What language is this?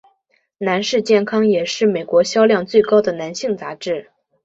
Chinese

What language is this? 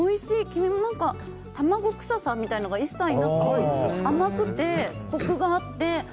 Japanese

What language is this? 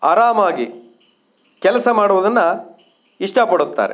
Kannada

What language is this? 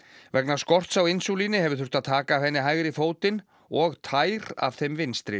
Icelandic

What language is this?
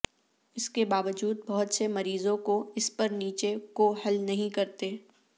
Urdu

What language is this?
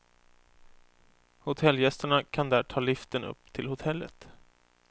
Swedish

